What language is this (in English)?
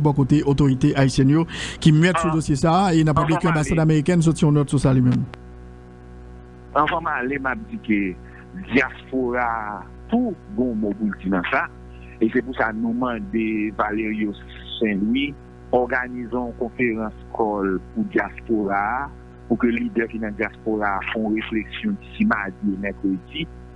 French